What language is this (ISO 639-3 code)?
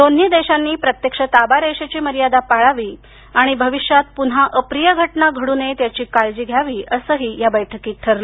mar